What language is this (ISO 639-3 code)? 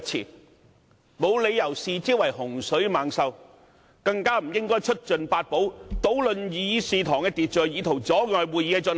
yue